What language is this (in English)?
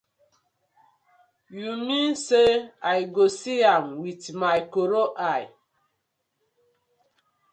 Nigerian Pidgin